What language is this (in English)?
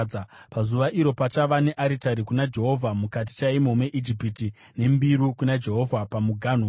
Shona